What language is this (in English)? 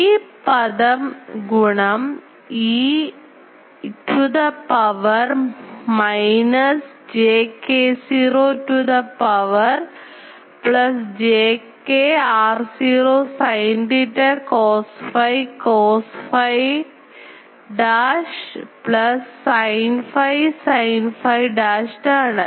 Malayalam